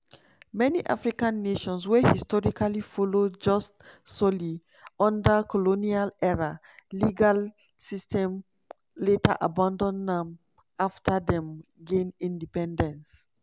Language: Nigerian Pidgin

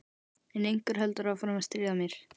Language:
Icelandic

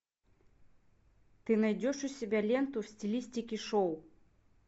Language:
Russian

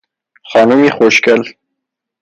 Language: Persian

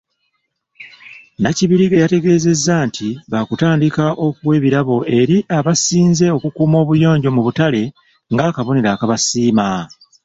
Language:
Ganda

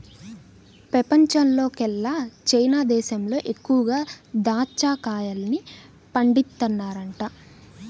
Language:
Telugu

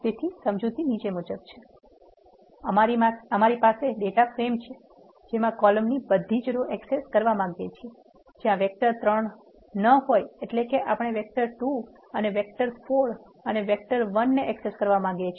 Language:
Gujarati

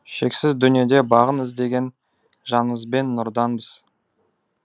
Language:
Kazakh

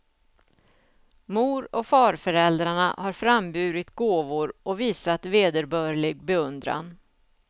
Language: Swedish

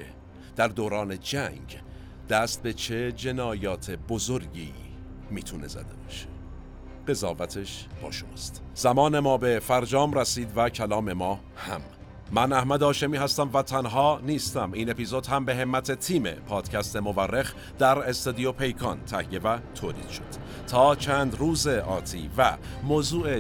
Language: Persian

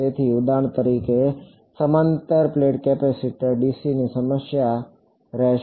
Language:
Gujarati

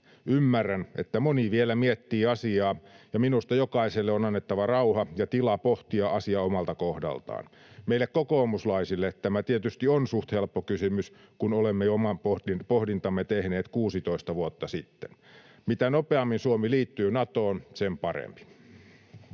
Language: Finnish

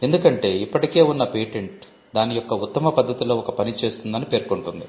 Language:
Telugu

